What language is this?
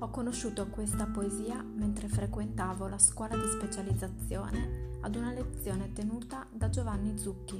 Italian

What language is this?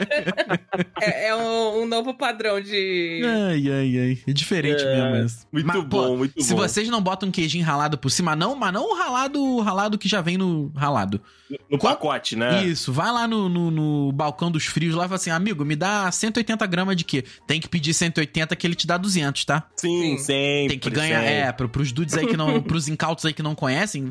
Portuguese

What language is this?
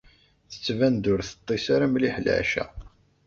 Kabyle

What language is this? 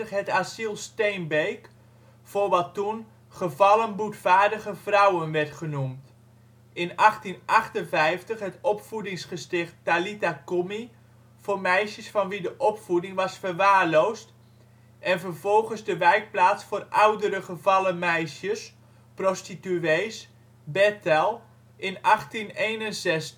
Dutch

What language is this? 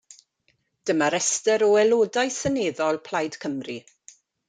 Welsh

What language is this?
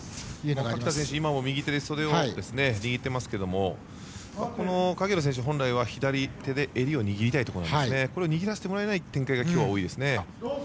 Japanese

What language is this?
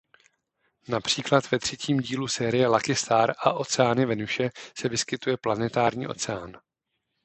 Czech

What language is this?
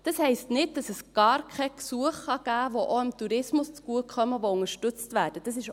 Swiss German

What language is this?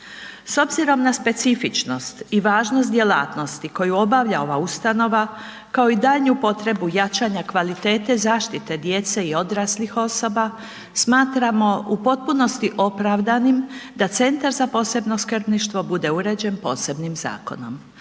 Croatian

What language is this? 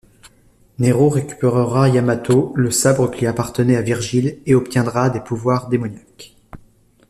French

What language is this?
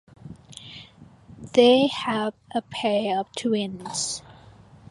English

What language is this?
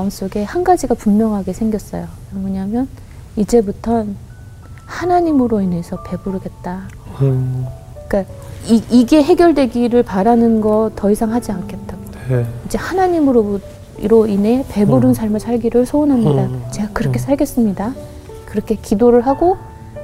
Korean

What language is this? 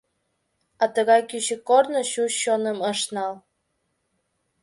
Mari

